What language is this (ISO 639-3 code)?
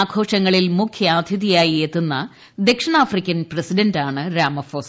mal